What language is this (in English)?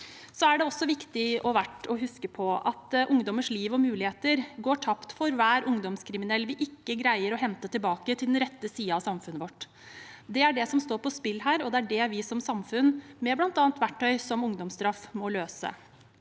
Norwegian